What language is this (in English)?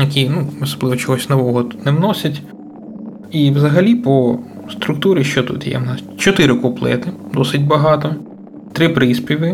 Ukrainian